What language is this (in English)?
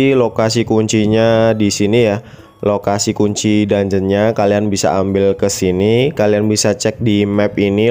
Indonesian